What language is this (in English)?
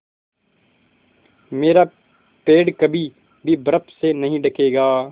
Hindi